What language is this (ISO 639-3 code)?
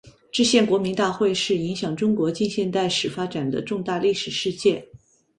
zho